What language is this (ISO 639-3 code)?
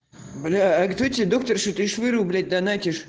rus